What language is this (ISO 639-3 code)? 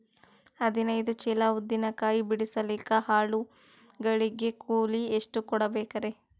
kan